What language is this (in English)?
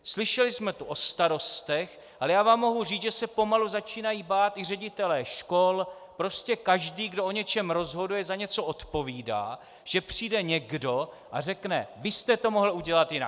Czech